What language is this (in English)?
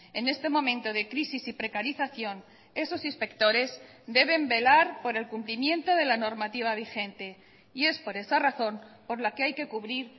Spanish